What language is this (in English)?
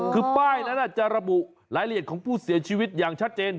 Thai